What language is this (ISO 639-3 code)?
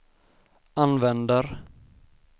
swe